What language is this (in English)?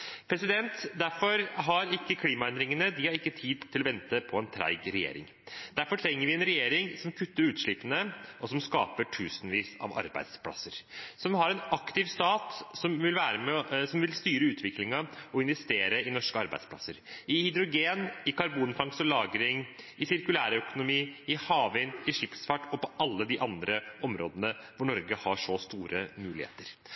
Norwegian Bokmål